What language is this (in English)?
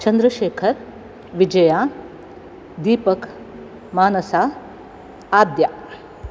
Sanskrit